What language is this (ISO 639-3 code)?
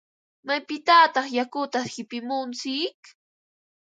qva